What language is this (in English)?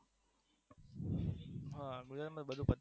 Gujarati